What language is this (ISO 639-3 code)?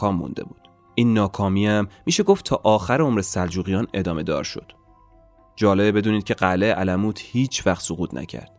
fas